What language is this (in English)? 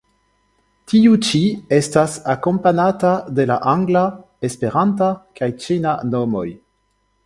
Esperanto